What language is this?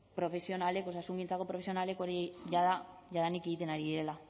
Basque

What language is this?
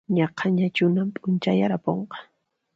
Puno Quechua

